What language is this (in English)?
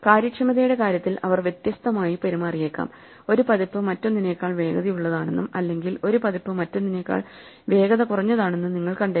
Malayalam